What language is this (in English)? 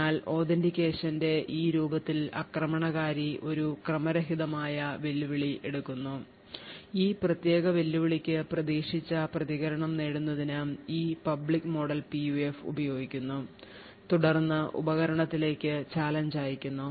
Malayalam